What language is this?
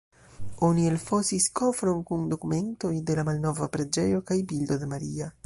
Esperanto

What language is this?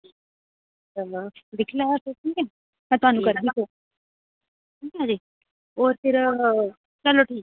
Dogri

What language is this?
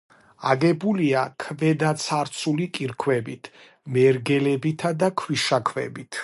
Georgian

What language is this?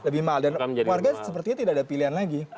Indonesian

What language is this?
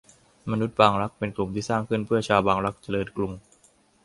Thai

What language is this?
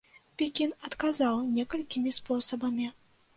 Belarusian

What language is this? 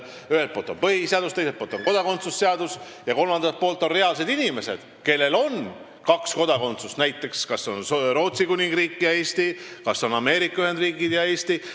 Estonian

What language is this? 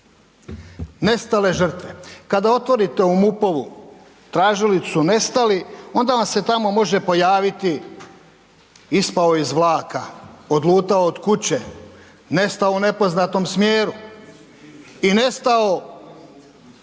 Croatian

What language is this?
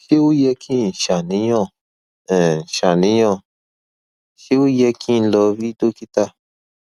Yoruba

